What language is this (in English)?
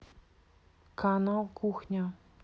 Russian